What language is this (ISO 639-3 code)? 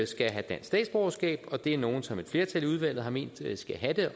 dan